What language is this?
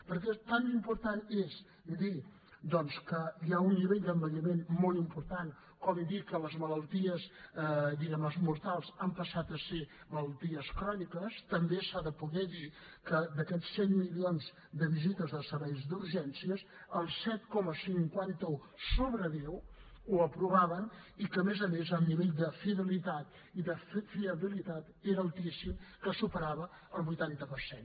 Catalan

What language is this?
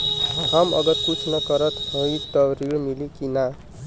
Bhojpuri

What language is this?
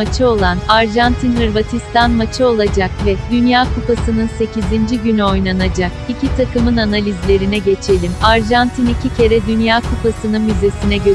Turkish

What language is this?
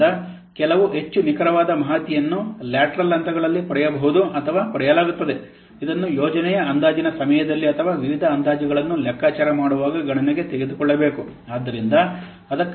Kannada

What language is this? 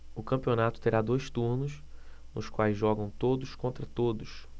Portuguese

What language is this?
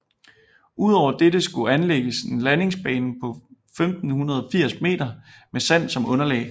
Danish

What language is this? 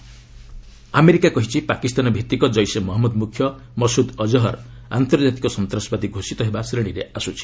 Odia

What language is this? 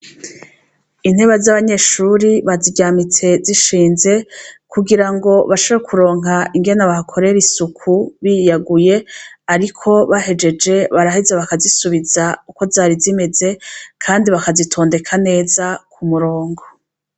Rundi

